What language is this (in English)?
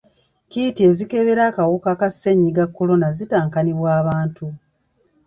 Ganda